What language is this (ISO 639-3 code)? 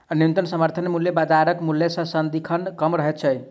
mai